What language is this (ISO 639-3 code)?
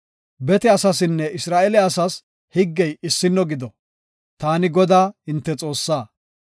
gof